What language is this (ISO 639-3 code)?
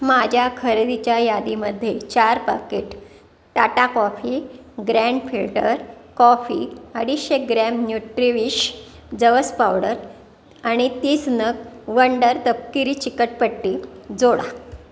mar